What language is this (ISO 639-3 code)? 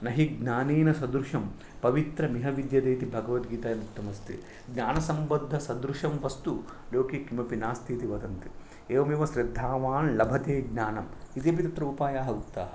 san